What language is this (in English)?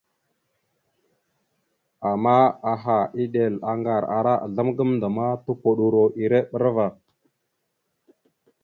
Mada (Cameroon)